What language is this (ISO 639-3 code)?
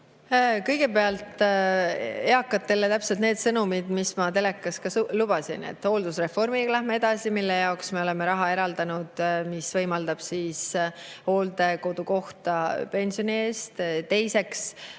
est